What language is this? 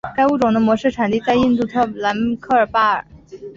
Chinese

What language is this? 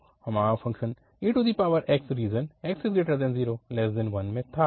Hindi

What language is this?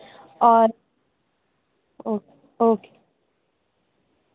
Urdu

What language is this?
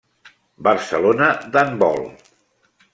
Catalan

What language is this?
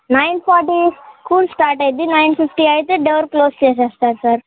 Telugu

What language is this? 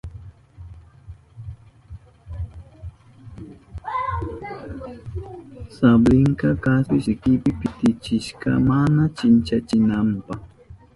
Southern Pastaza Quechua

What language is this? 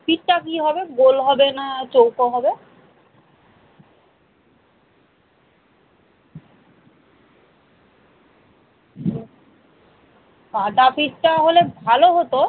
Bangla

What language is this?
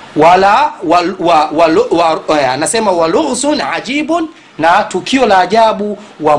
Swahili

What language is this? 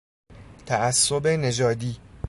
Persian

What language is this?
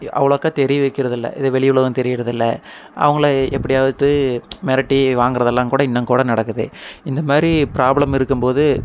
Tamil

